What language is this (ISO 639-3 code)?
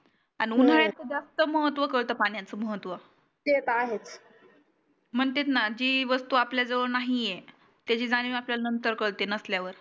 mar